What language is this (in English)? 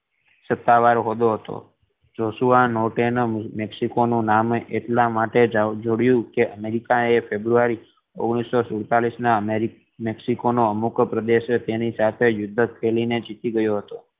Gujarati